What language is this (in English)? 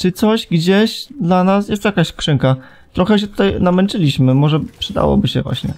Polish